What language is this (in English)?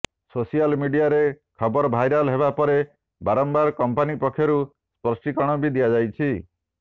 Odia